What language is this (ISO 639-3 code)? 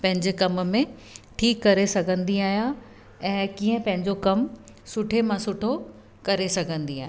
snd